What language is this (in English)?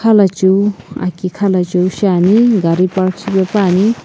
Sumi Naga